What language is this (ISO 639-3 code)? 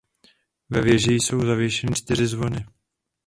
ces